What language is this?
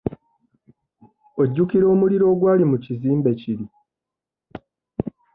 Ganda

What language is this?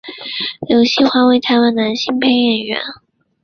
Chinese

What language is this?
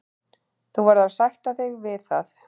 Icelandic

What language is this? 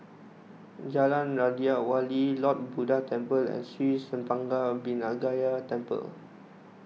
English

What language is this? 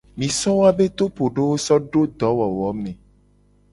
Gen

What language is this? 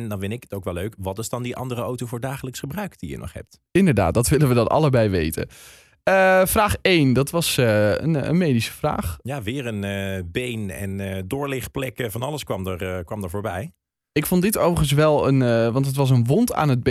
Dutch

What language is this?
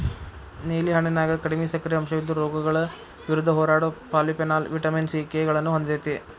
Kannada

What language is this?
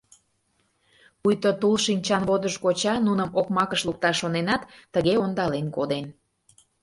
Mari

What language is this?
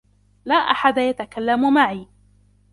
Arabic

